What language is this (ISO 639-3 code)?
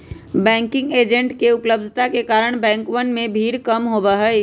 mag